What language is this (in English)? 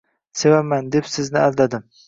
Uzbek